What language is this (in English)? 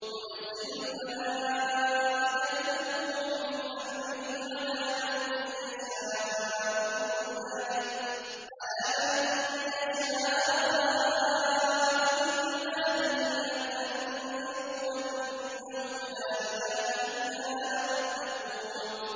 Arabic